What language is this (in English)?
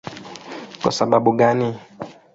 Swahili